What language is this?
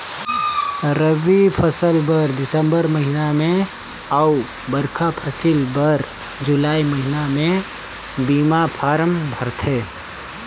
Chhattisgarhi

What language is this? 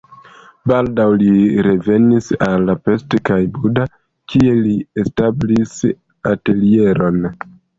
Esperanto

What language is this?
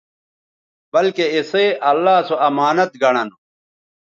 Bateri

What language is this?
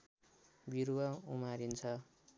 Nepali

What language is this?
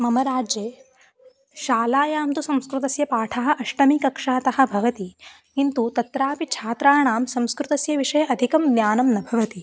Sanskrit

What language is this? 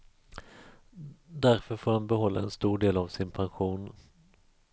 Swedish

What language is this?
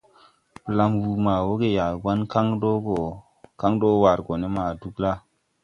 Tupuri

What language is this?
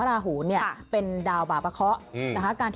Thai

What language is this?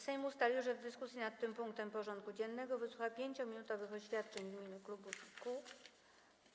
Polish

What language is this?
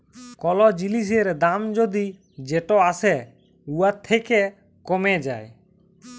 Bangla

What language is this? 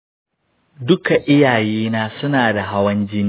Hausa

